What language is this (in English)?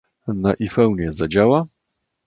Polish